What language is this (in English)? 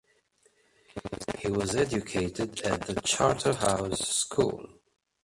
English